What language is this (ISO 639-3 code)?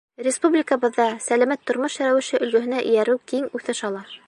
bak